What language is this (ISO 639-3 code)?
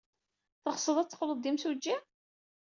kab